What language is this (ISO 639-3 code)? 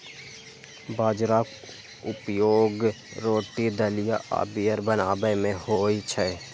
mai